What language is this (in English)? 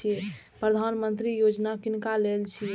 Maithili